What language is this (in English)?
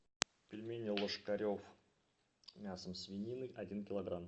Russian